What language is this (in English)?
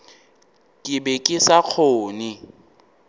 Northern Sotho